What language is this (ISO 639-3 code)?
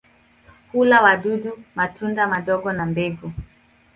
swa